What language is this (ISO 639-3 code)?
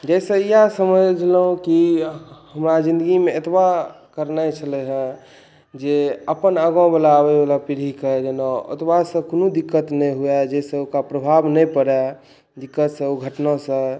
mai